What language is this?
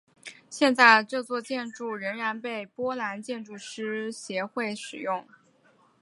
Chinese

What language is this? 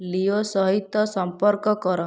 Odia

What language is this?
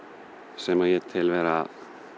Icelandic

